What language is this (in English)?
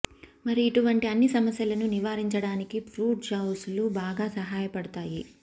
Telugu